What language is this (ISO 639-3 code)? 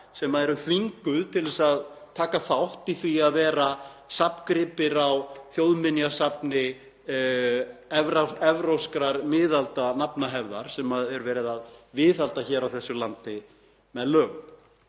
isl